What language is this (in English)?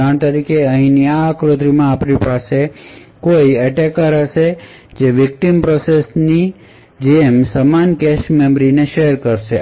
Gujarati